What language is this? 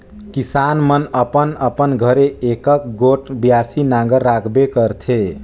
Chhattisgarhi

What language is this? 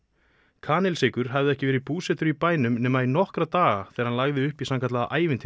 Icelandic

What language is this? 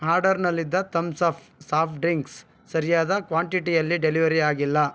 Kannada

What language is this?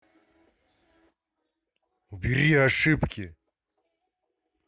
Russian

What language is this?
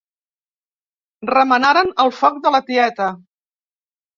Catalan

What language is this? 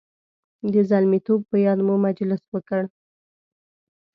Pashto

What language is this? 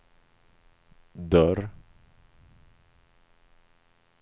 Swedish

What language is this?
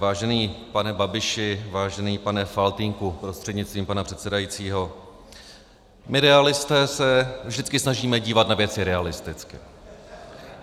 Czech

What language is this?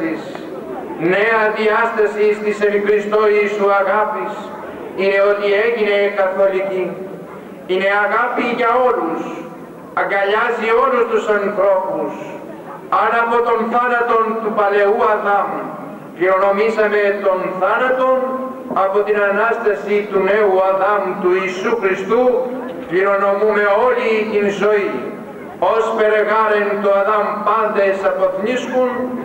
Greek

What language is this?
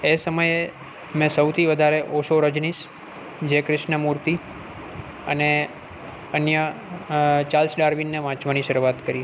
Gujarati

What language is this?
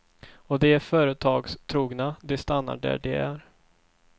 Swedish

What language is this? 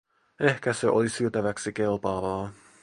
Finnish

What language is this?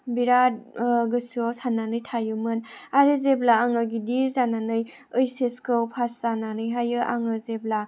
Bodo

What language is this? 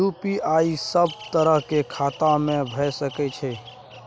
Maithili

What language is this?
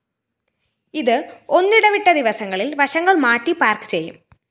Malayalam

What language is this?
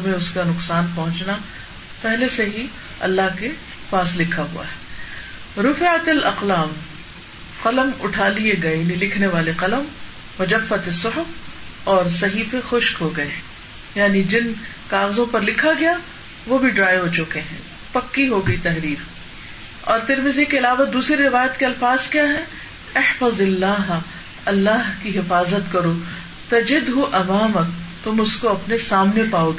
Urdu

